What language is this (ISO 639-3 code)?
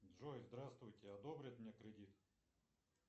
rus